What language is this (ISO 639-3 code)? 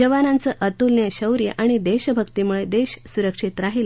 mar